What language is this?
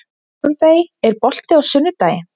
Icelandic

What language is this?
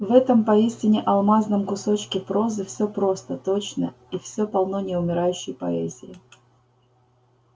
Russian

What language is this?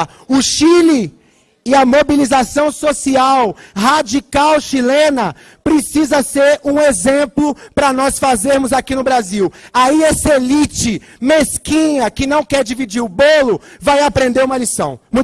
Portuguese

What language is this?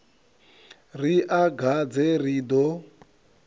Venda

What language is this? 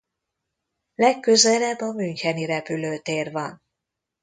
Hungarian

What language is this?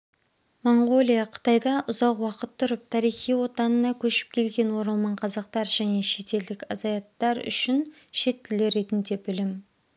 Kazakh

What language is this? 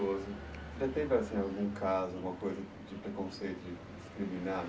Portuguese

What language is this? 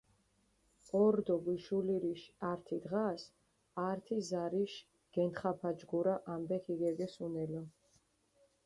Mingrelian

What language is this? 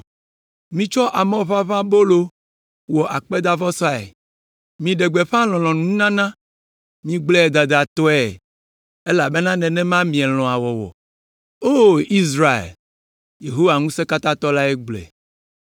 Ewe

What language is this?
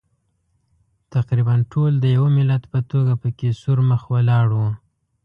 Pashto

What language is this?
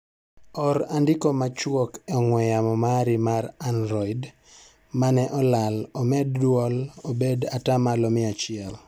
Luo (Kenya and Tanzania)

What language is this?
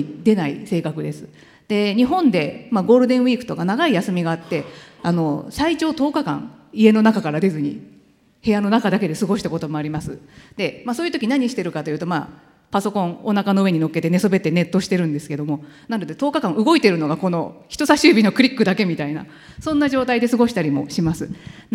Japanese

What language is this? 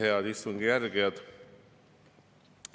Estonian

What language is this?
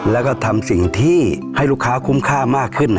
Thai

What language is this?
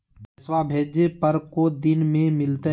Magahi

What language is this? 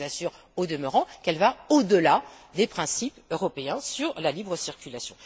French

